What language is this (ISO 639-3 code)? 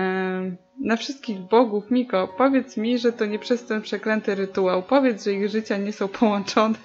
pol